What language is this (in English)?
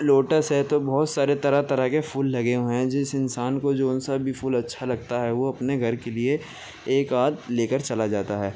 Urdu